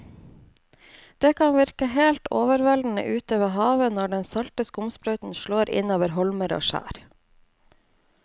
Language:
Norwegian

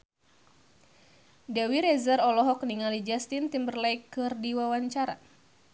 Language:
Sundanese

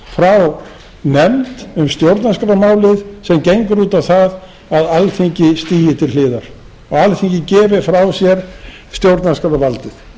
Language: Icelandic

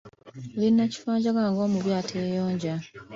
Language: Ganda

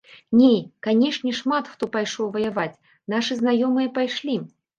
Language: Belarusian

